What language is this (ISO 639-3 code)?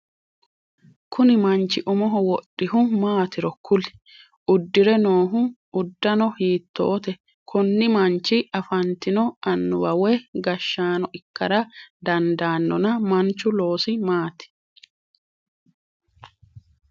sid